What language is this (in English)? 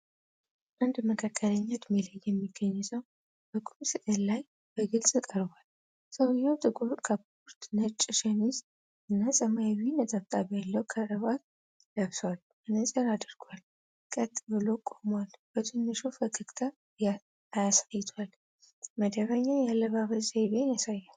Amharic